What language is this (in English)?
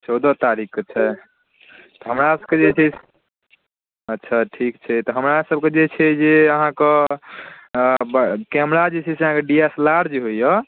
Maithili